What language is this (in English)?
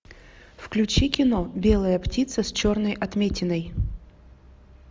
Russian